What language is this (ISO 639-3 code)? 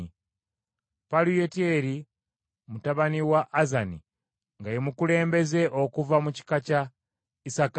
lug